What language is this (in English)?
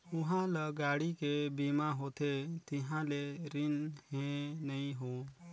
Chhattisgarhi